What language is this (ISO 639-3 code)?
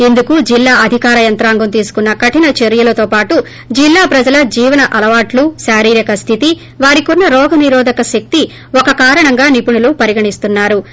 tel